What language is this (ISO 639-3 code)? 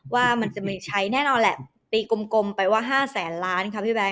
tha